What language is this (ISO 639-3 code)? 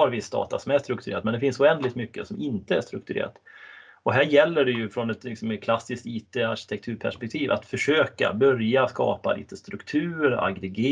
swe